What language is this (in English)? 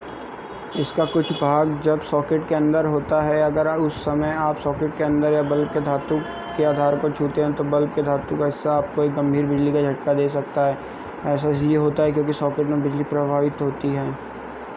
Hindi